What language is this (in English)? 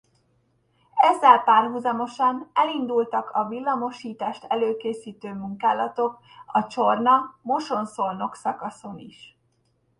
Hungarian